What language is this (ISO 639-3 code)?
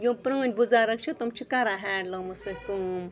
kas